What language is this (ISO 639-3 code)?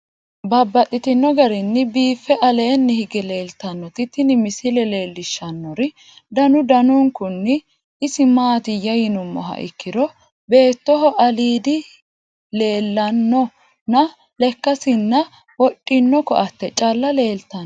sid